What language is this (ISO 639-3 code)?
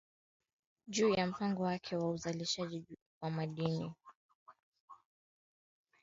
swa